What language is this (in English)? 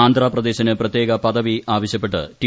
Malayalam